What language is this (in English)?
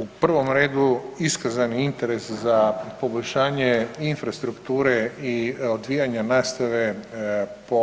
Croatian